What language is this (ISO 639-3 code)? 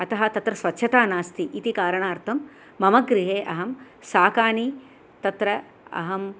san